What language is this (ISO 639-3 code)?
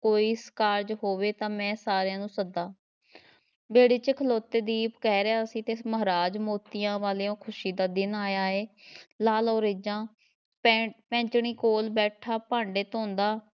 pan